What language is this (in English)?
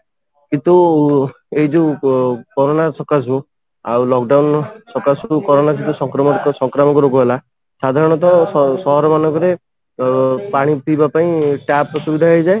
Odia